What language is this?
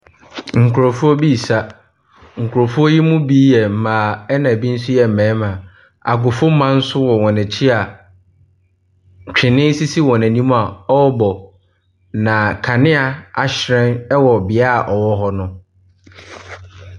Akan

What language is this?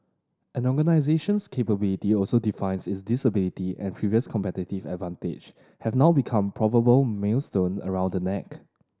English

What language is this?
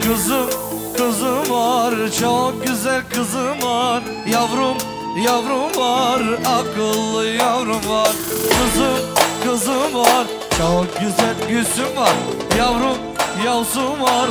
Turkish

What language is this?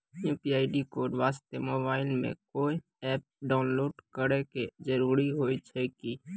Maithili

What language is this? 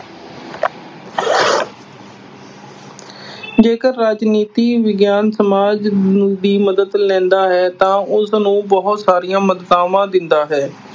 Punjabi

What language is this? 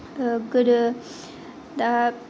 Bodo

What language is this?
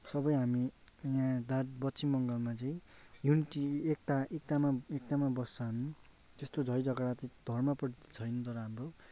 Nepali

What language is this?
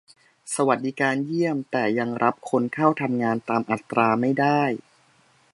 Thai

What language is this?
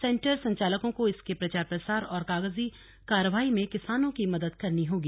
Hindi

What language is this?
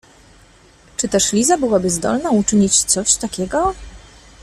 Polish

